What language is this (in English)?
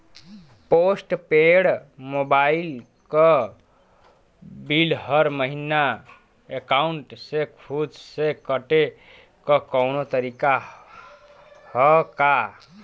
Bhojpuri